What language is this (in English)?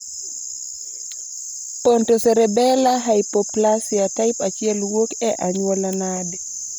Luo (Kenya and Tanzania)